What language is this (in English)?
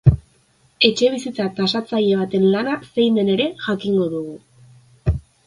Basque